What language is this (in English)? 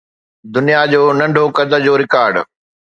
Sindhi